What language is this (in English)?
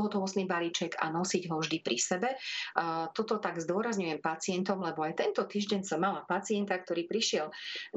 Slovak